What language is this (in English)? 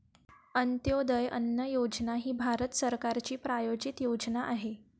Marathi